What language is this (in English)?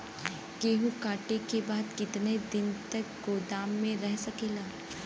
Bhojpuri